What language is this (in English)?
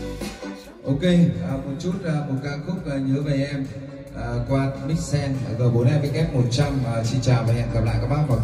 Vietnamese